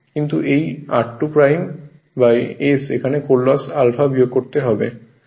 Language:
Bangla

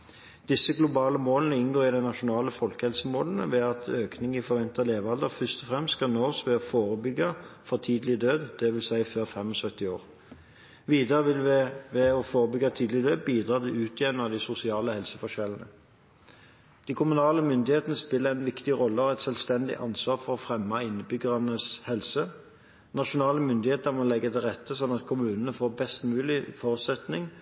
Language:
Norwegian Bokmål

